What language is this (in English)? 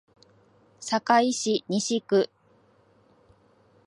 Japanese